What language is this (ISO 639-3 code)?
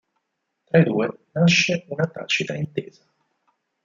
ita